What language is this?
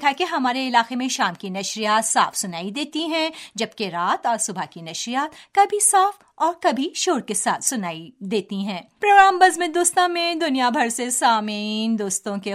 Urdu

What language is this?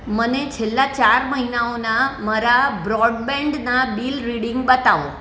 Gujarati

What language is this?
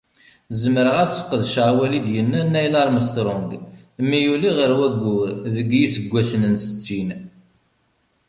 Kabyle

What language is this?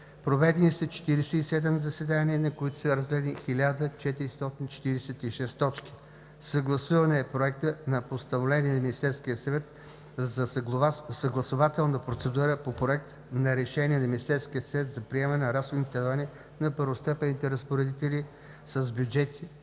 Bulgarian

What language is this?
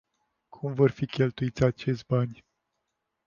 Romanian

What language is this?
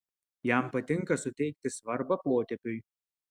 Lithuanian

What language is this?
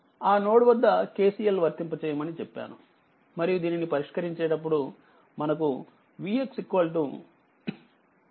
Telugu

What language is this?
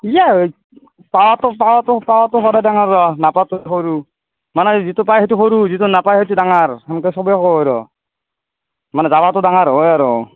Assamese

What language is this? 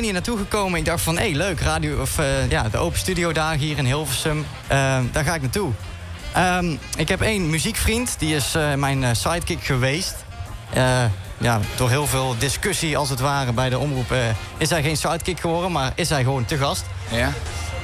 Dutch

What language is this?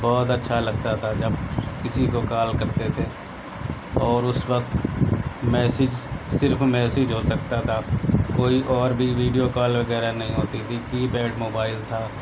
Urdu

